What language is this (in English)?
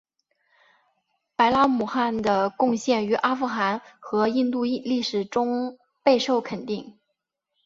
Chinese